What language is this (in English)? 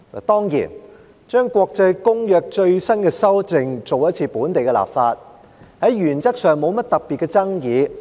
Cantonese